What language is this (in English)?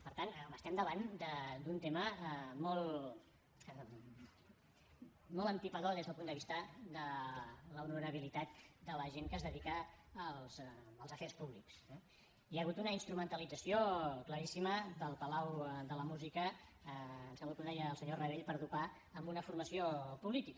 Catalan